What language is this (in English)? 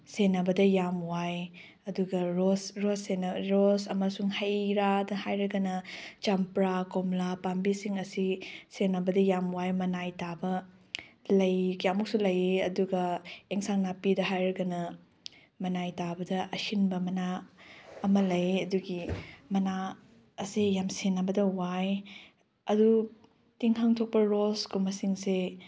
Manipuri